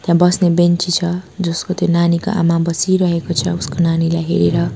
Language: Nepali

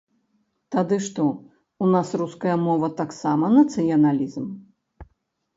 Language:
Belarusian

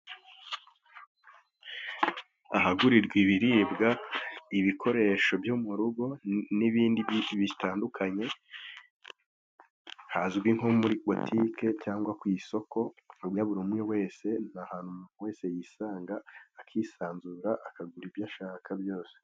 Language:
Kinyarwanda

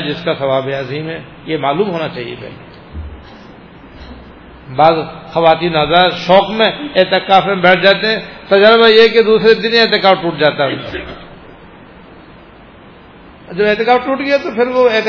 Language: Persian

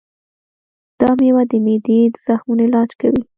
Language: Pashto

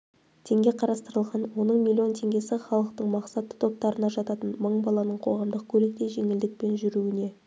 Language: Kazakh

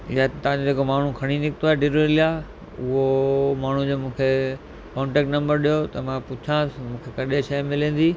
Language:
Sindhi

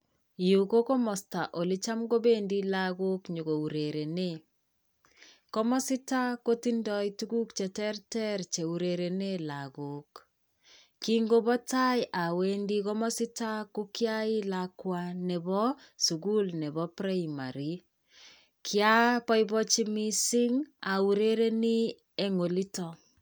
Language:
Kalenjin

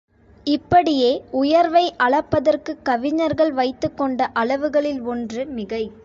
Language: Tamil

